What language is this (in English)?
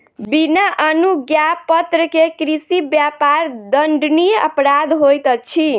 Maithili